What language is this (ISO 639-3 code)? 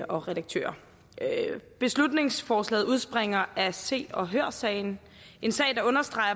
dan